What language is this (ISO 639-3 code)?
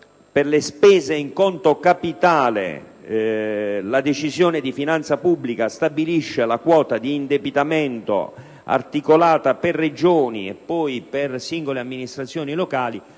ita